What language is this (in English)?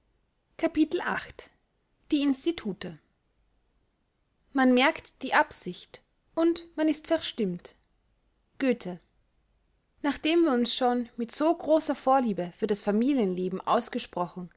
German